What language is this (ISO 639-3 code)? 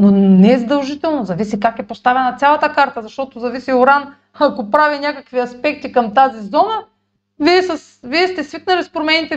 bul